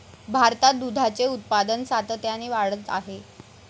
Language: Marathi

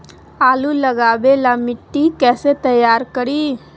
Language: Magahi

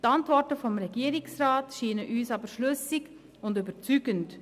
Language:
Swiss German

